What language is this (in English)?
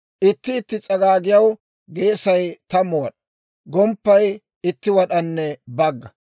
Dawro